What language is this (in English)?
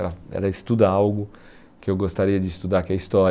Portuguese